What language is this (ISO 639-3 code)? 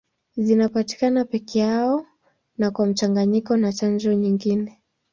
swa